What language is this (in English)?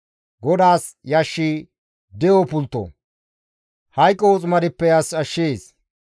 Gamo